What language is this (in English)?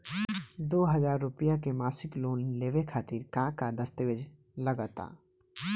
Bhojpuri